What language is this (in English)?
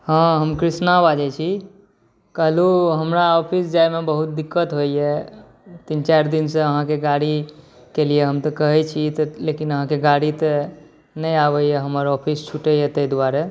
Maithili